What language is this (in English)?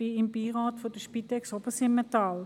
Swiss German